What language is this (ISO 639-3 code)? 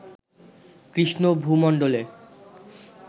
ben